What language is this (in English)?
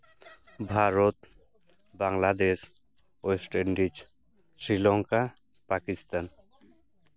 Santali